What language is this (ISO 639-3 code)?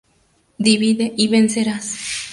spa